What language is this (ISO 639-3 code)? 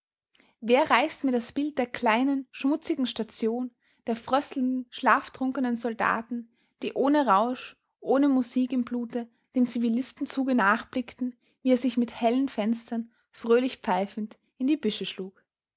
deu